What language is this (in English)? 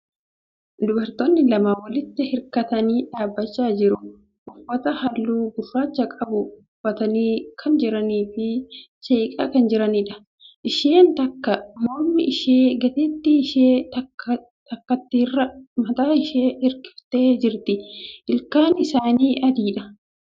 Oromo